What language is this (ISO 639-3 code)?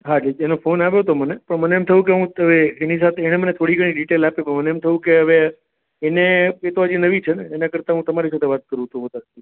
guj